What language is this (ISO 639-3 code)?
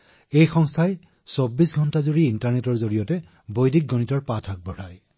asm